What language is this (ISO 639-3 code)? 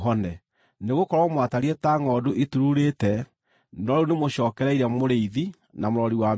kik